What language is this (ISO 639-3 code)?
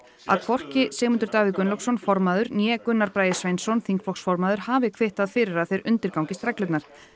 isl